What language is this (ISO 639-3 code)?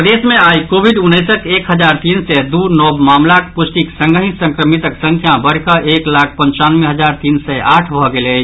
mai